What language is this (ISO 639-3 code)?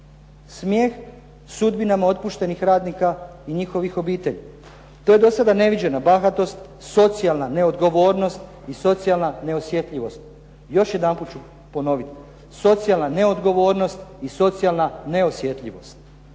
hrv